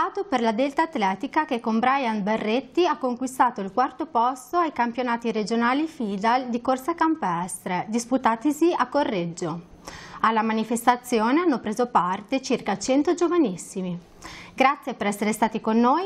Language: Italian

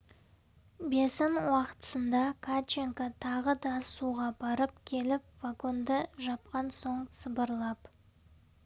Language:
Kazakh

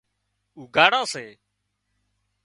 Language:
Wadiyara Koli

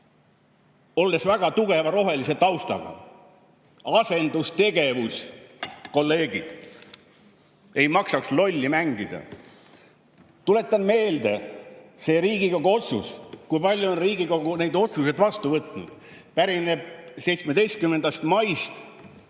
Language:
Estonian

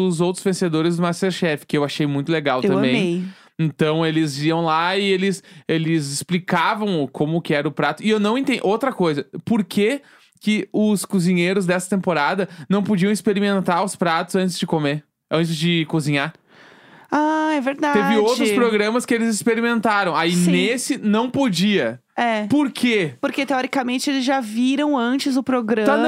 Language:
Portuguese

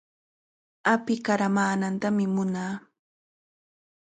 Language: Cajatambo North Lima Quechua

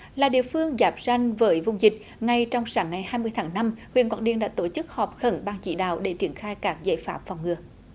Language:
Vietnamese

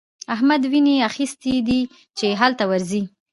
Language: Pashto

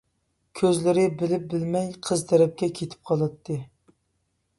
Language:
Uyghur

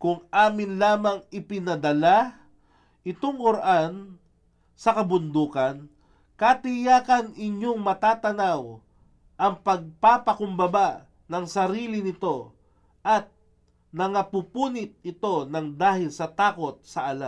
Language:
Filipino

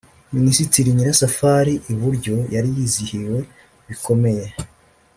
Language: Kinyarwanda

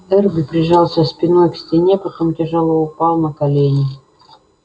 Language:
Russian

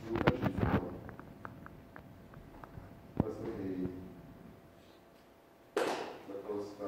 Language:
Italian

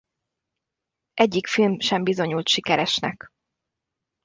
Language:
Hungarian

